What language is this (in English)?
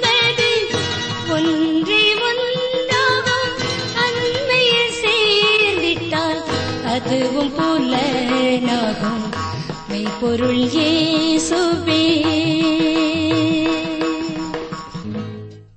Tamil